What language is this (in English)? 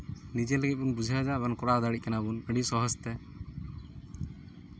Santali